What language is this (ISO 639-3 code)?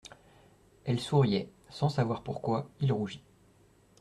fra